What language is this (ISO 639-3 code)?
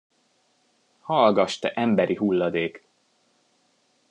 hun